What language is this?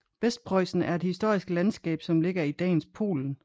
Danish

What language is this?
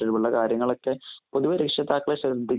Malayalam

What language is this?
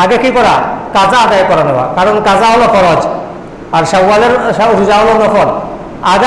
Indonesian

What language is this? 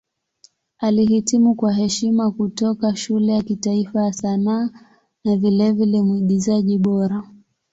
Swahili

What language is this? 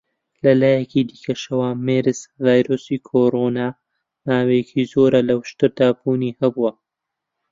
Central Kurdish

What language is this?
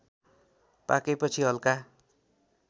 Nepali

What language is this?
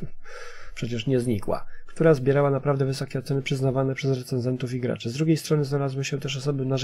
Polish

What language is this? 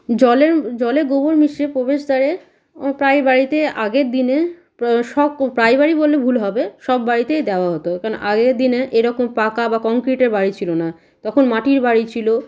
Bangla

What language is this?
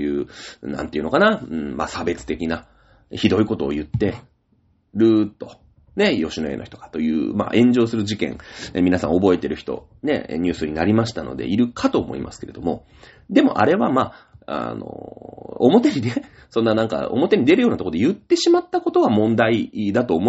Japanese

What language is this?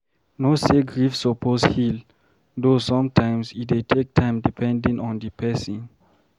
Nigerian Pidgin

